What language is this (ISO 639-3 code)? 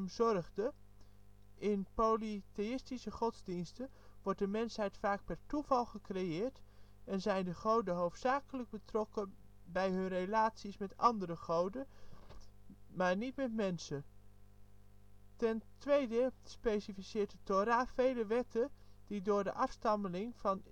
nld